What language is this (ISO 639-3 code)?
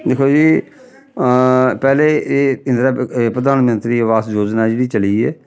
doi